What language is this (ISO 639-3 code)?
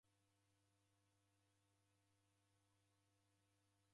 dav